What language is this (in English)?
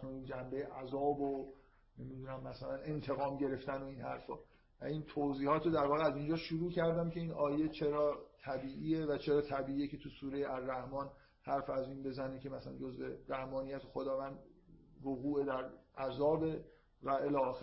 Persian